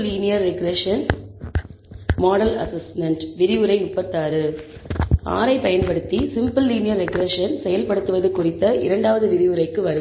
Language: Tamil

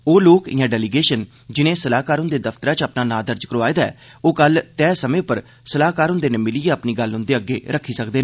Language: Dogri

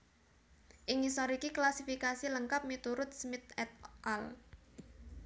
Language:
Javanese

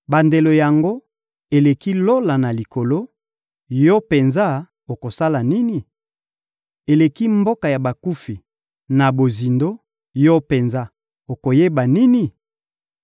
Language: Lingala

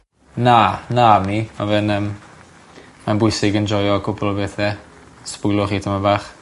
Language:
Welsh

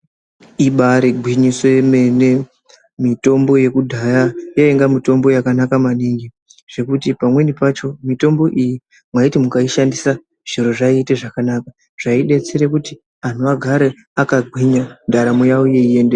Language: Ndau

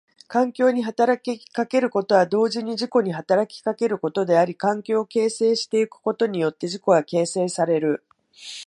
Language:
Japanese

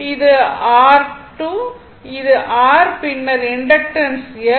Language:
Tamil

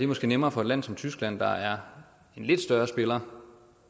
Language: Danish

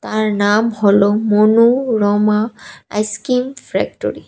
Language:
Bangla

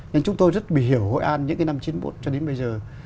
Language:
Vietnamese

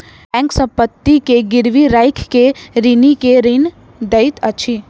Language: Maithili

